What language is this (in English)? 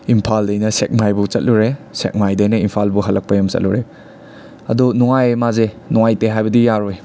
Manipuri